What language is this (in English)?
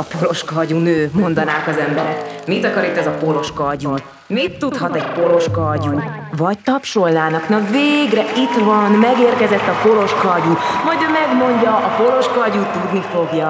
Hungarian